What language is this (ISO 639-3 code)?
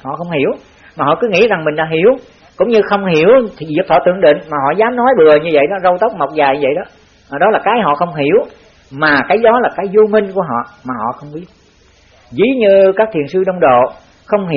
vie